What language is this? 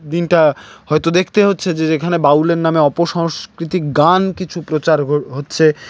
Bangla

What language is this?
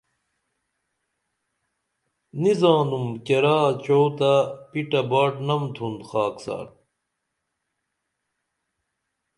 Dameli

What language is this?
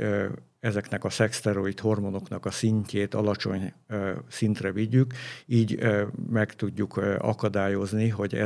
Hungarian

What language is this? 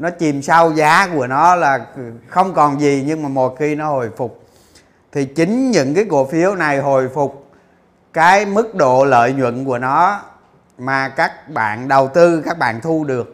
Vietnamese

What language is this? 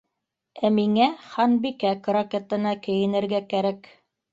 Bashkir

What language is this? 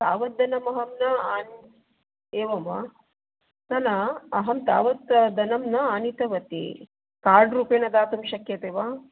Sanskrit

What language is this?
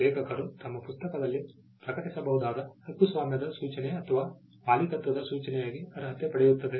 Kannada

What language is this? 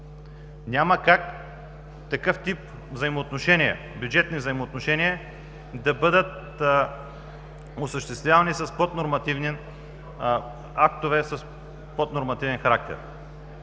Bulgarian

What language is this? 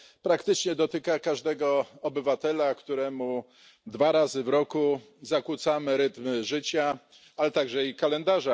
Polish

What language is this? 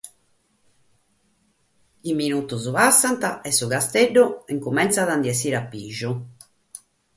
Sardinian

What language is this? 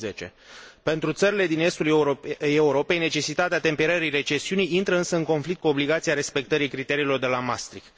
Romanian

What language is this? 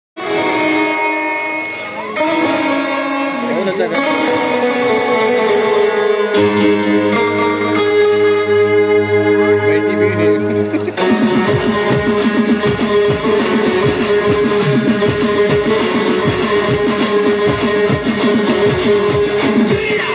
Arabic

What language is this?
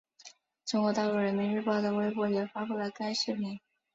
Chinese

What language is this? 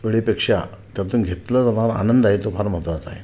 Marathi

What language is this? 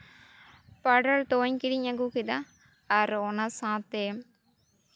Santali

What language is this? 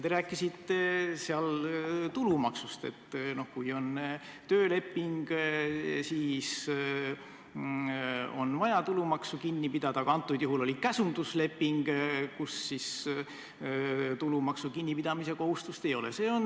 Estonian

